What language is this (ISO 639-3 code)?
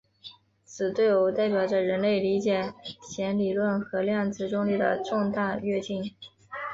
zho